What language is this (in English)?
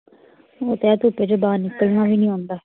Dogri